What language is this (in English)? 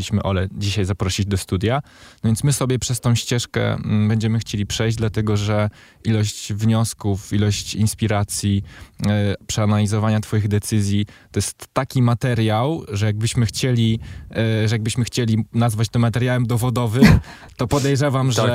Polish